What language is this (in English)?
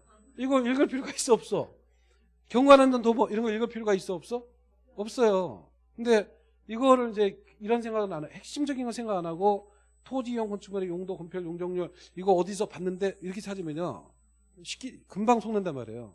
Korean